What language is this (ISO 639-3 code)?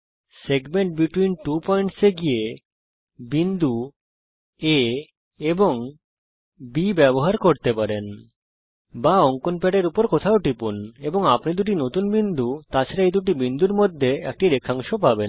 ben